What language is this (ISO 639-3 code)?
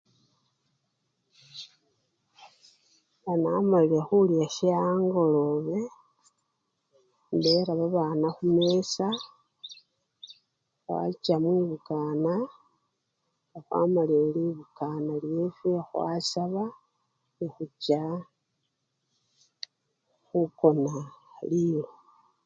luy